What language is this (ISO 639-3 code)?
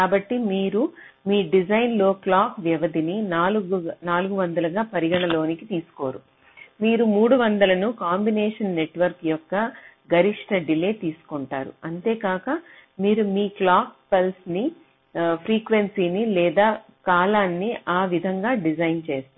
tel